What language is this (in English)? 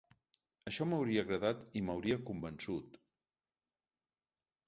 Catalan